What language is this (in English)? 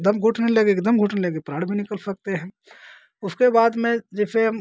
Hindi